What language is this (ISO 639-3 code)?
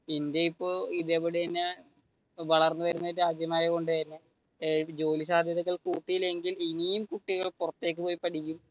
mal